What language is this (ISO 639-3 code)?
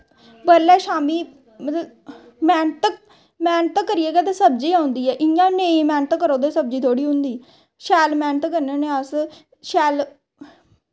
doi